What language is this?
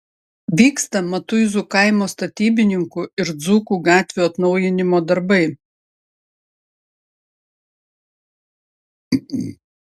Lithuanian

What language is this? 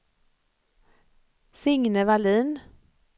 Swedish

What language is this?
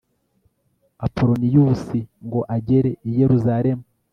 Kinyarwanda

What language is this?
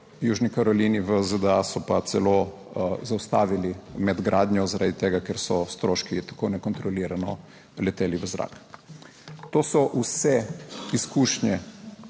Slovenian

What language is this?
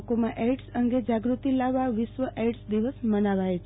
Gujarati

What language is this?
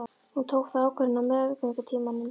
Icelandic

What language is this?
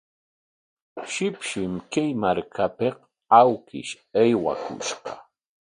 Corongo Ancash Quechua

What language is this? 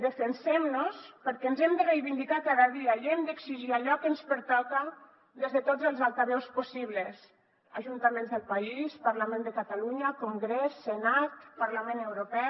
Catalan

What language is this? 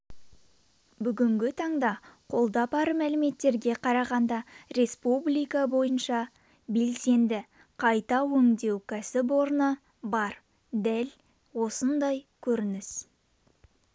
Kazakh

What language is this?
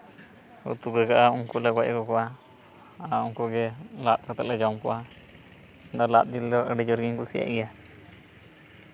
Santali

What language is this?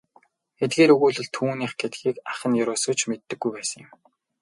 Mongolian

